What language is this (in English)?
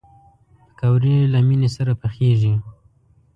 Pashto